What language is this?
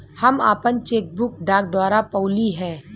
Bhojpuri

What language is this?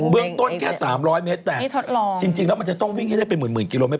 Thai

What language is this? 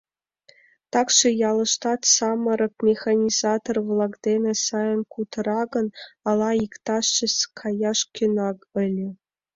Mari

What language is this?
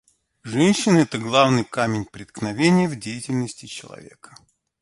Russian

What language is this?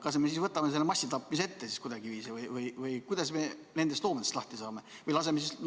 Estonian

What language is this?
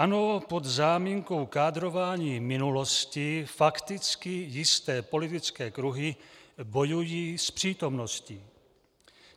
Czech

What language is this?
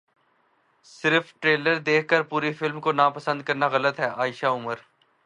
Urdu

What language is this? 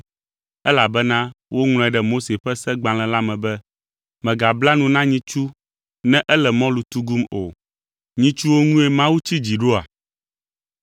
Ewe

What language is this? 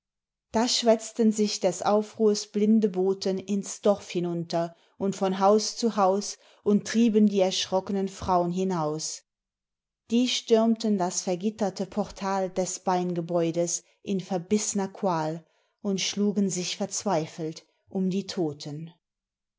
German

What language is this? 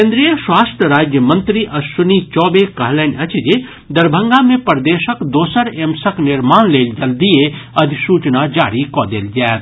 Maithili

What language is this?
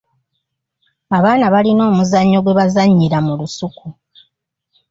Ganda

